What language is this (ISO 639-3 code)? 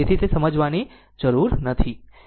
guj